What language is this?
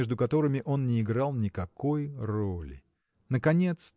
Russian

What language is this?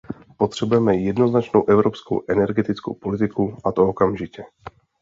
Czech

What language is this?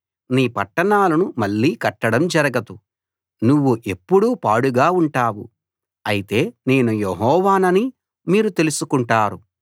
Telugu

